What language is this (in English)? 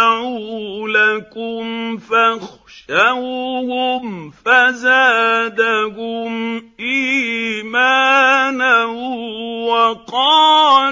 Arabic